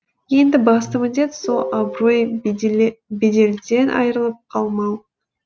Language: Kazakh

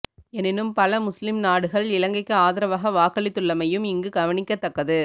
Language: Tamil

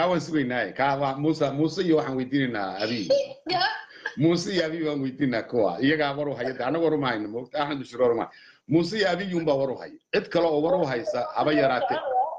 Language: Arabic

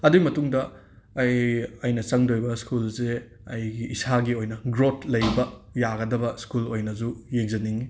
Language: Manipuri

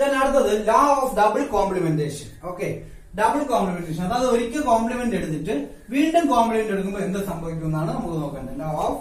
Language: Hindi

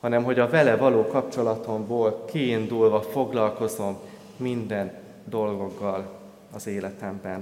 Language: Hungarian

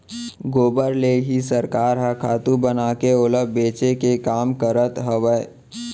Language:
Chhattisgarhi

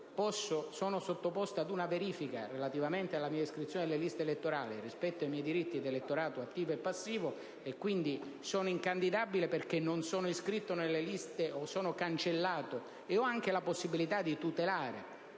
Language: Italian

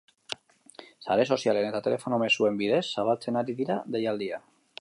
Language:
Basque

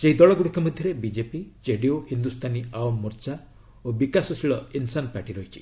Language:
Odia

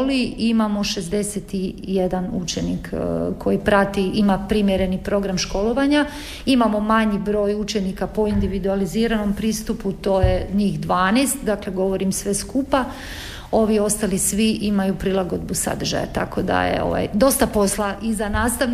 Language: Croatian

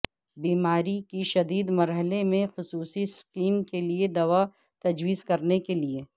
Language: Urdu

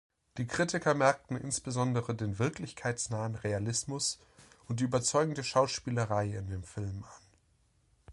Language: German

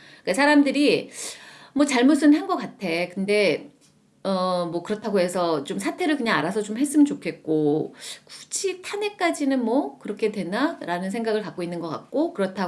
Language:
Korean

